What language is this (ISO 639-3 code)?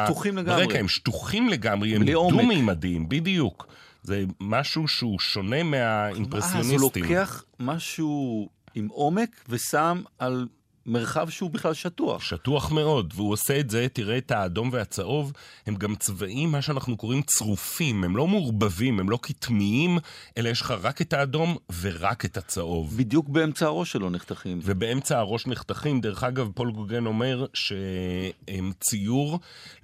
heb